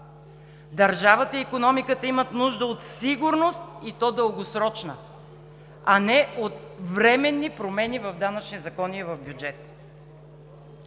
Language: Bulgarian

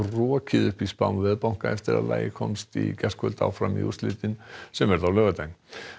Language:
Icelandic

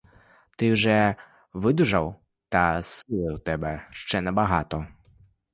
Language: Ukrainian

